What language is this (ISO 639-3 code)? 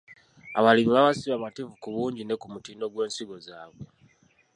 lug